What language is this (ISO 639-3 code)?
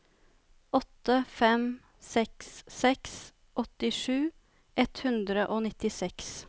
nor